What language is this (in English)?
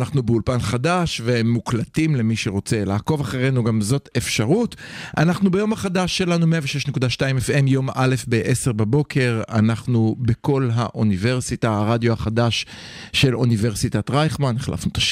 Hebrew